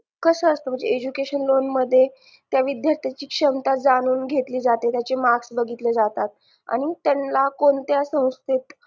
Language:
Marathi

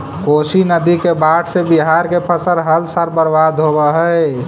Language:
Magahi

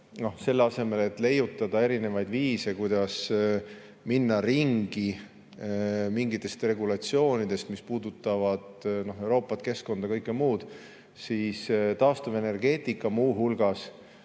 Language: Estonian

